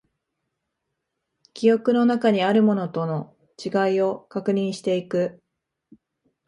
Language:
Japanese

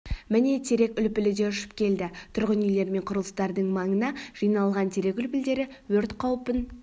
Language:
Kazakh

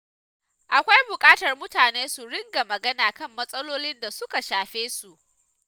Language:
Hausa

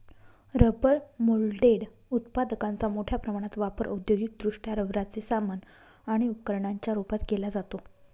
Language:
Marathi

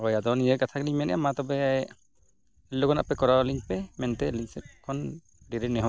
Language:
Santali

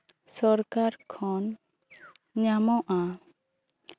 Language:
Santali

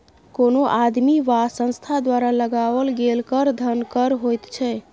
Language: Maithili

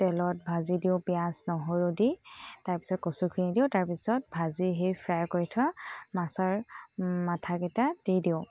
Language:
Assamese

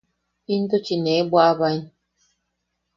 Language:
Yaqui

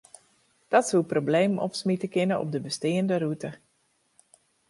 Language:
Western Frisian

